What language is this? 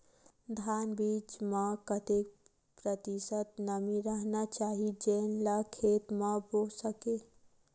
Chhattisgarhi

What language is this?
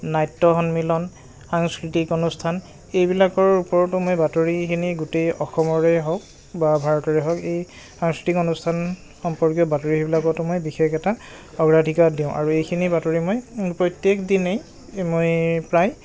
Assamese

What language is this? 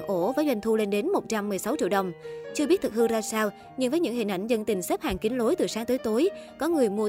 Vietnamese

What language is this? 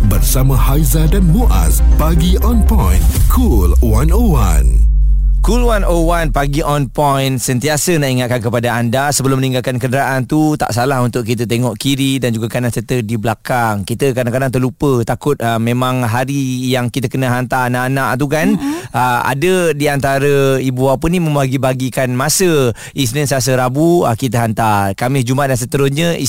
Malay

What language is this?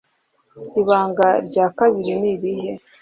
Kinyarwanda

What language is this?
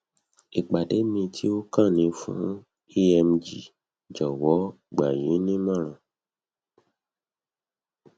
Yoruba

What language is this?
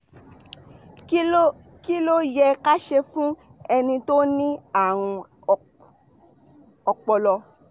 Yoruba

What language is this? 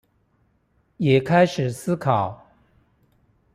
Chinese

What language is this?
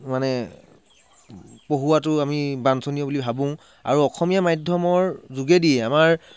Assamese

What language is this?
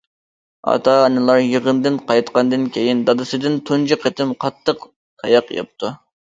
Uyghur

